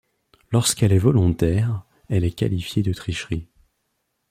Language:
French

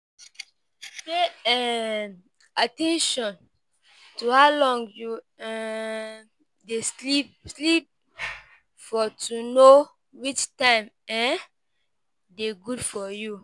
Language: Nigerian Pidgin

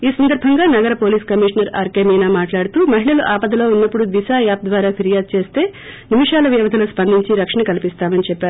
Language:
Telugu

